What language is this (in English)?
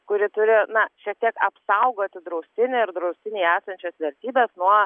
Lithuanian